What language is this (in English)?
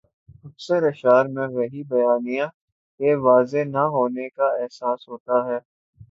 Urdu